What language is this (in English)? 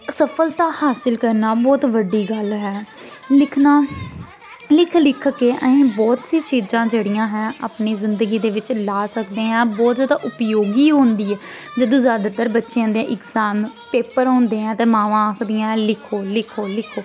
Dogri